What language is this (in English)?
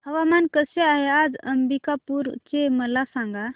Marathi